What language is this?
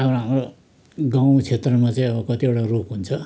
Nepali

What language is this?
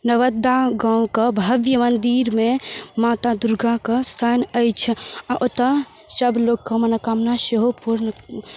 Maithili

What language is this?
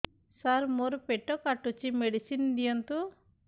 Odia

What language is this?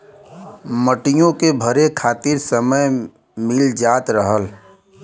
Bhojpuri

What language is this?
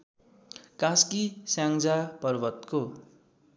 Nepali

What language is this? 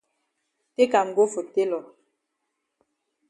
Cameroon Pidgin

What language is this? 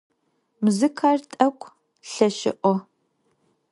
Adyghe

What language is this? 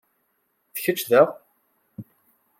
Kabyle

